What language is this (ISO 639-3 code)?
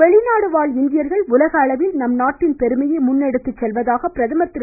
tam